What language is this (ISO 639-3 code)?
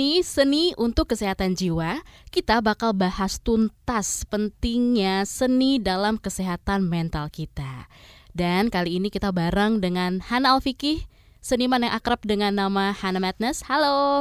ind